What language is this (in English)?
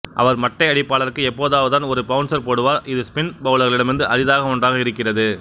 Tamil